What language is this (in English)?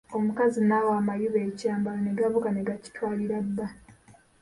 Ganda